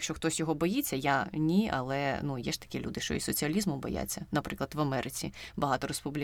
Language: Ukrainian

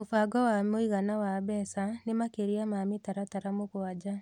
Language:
Kikuyu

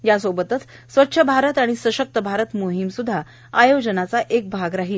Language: Marathi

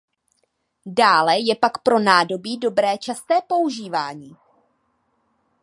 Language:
Czech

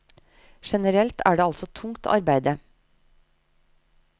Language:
Norwegian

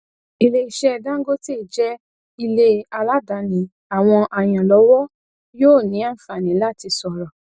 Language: Yoruba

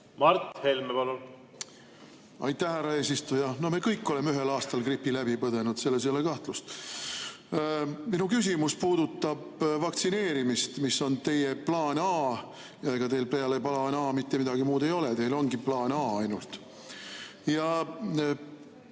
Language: Estonian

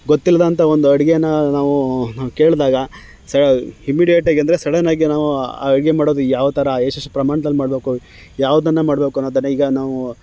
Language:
Kannada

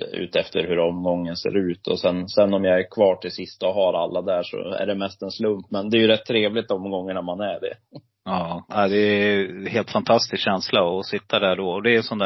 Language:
Swedish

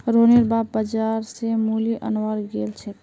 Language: Magahi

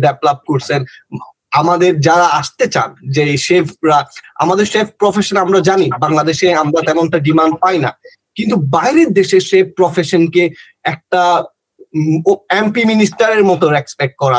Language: Bangla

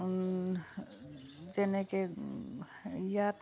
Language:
Assamese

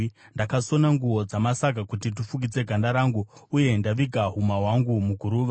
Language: Shona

